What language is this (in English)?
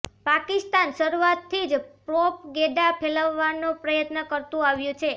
Gujarati